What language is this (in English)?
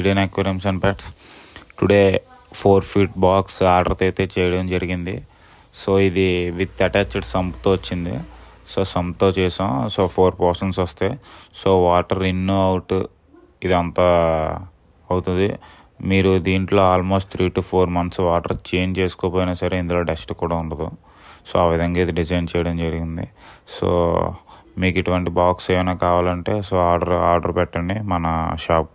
Telugu